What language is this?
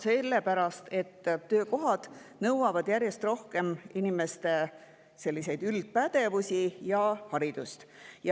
Estonian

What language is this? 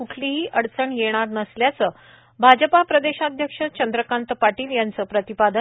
Marathi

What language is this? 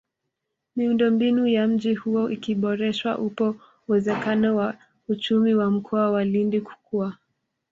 Swahili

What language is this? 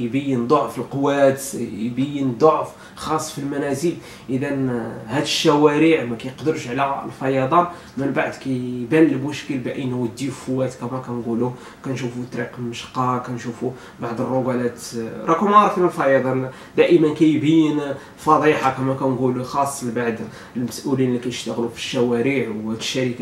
Arabic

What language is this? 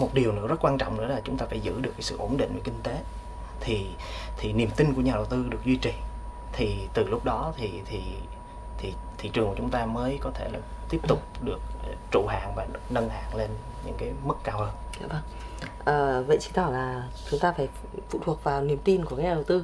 Vietnamese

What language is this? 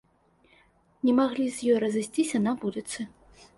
Belarusian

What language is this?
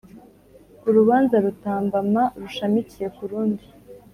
Kinyarwanda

